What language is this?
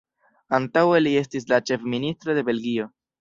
Esperanto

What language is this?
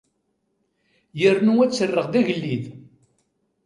Kabyle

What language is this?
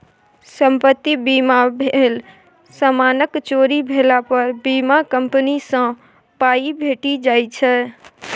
Maithili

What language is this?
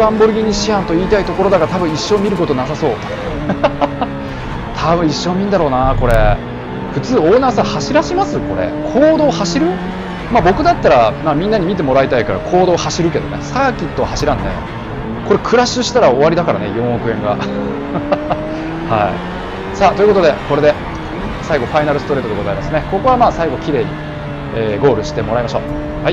Japanese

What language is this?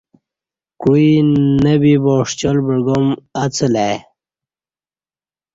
Kati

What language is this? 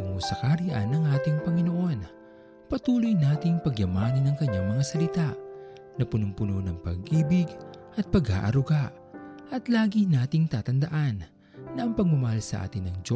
Filipino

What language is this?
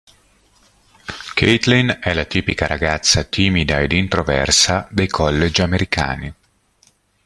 Italian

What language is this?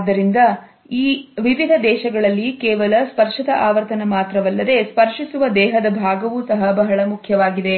Kannada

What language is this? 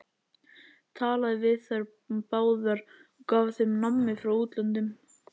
Icelandic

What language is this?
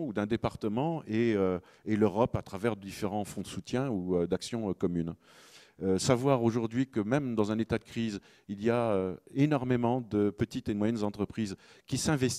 French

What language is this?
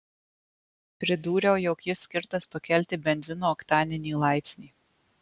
Lithuanian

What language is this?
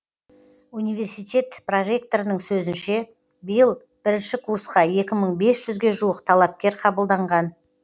Kazakh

